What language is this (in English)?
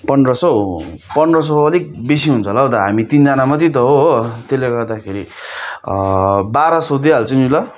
Nepali